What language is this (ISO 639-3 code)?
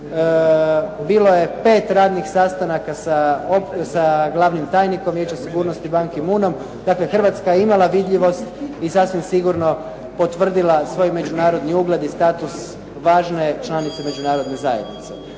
hrv